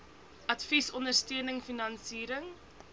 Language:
Afrikaans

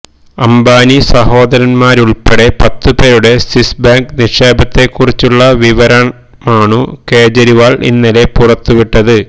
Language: Malayalam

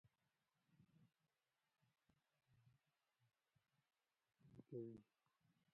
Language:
Pashto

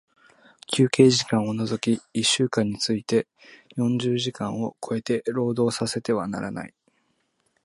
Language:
Japanese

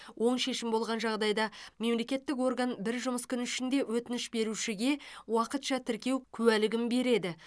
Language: Kazakh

